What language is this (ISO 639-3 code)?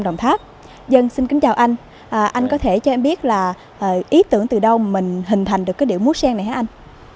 vie